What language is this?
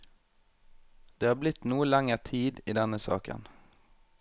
Norwegian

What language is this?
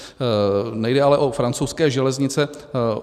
Czech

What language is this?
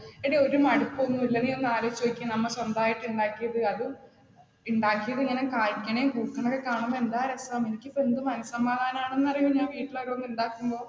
Malayalam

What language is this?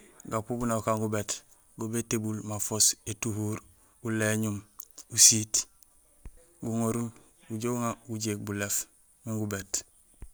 Gusilay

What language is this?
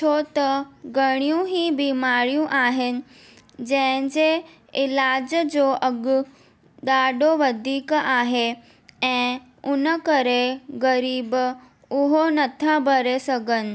Sindhi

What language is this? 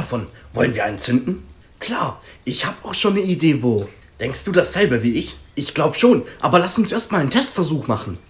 German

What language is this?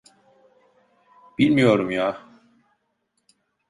Turkish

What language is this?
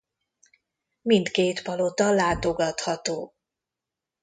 Hungarian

